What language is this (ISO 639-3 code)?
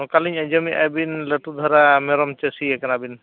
sat